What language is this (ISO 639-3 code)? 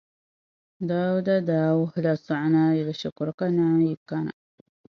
dag